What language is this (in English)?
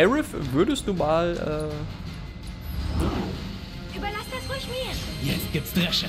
German